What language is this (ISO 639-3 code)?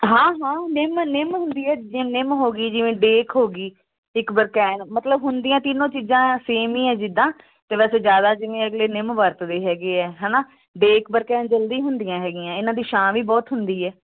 pan